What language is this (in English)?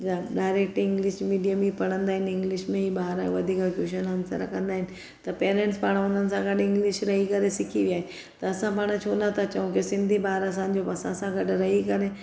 Sindhi